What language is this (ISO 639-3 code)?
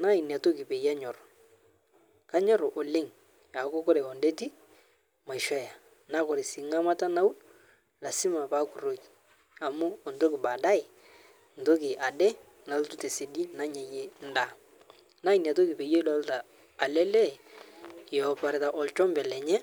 mas